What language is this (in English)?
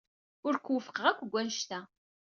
Kabyle